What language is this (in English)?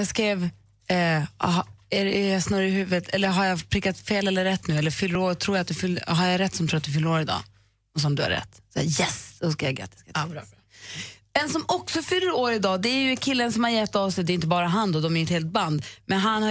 Swedish